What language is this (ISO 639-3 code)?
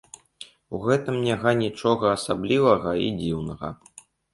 bel